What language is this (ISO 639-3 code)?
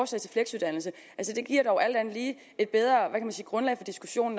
dan